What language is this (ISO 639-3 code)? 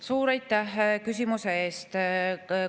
est